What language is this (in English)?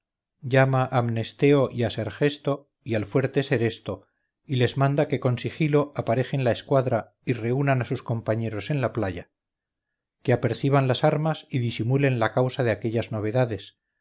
Spanish